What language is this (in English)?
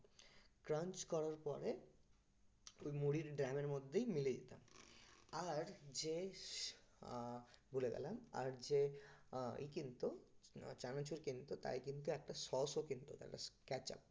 Bangla